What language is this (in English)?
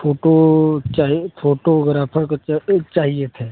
Hindi